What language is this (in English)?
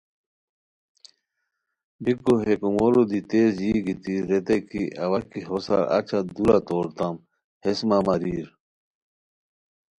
Khowar